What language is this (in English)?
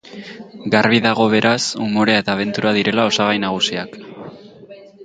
Basque